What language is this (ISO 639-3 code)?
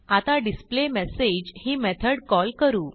mar